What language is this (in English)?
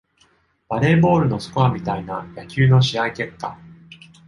Japanese